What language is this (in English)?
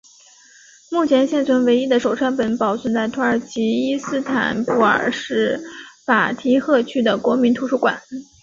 Chinese